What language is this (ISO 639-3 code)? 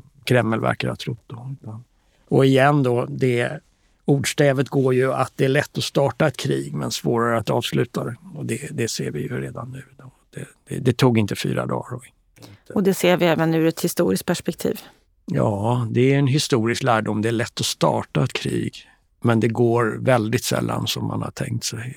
swe